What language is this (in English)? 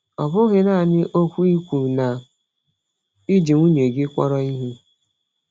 Igbo